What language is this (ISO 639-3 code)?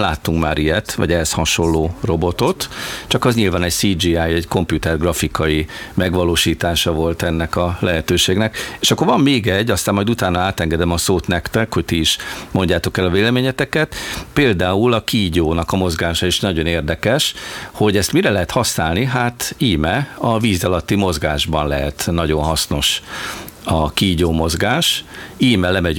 hun